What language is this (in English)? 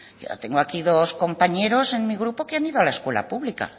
Spanish